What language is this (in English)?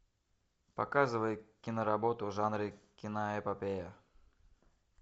Russian